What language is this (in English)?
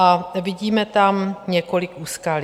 Czech